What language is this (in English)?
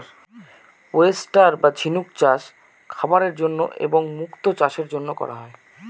Bangla